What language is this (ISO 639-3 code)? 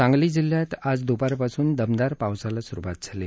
mar